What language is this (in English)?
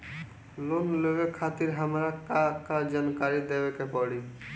Bhojpuri